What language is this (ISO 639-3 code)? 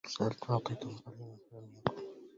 ara